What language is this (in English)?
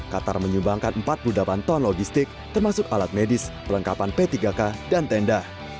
Indonesian